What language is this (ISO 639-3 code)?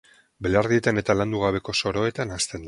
eus